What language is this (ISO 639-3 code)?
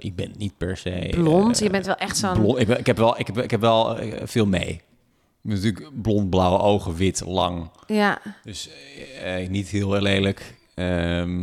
nld